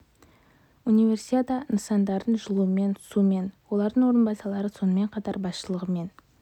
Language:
Kazakh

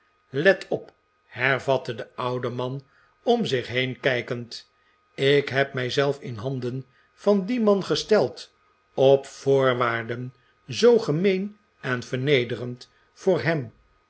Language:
Dutch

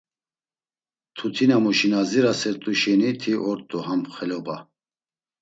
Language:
Laz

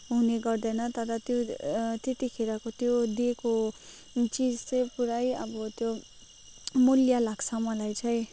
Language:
Nepali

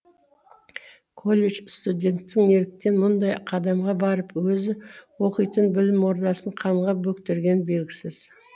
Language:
Kazakh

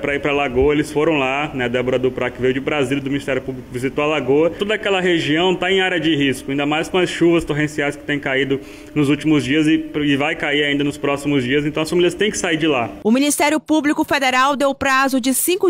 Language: Portuguese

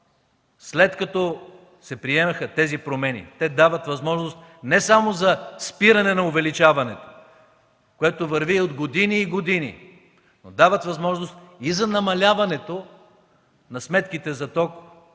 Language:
Bulgarian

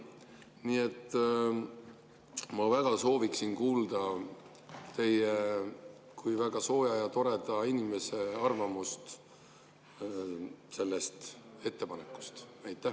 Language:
Estonian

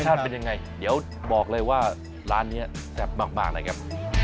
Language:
Thai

